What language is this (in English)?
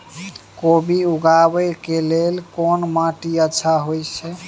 Maithili